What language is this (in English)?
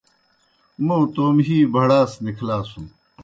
Kohistani Shina